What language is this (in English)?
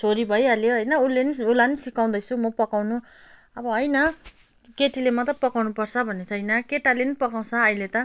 Nepali